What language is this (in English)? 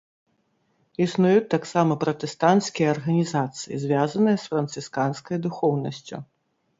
Belarusian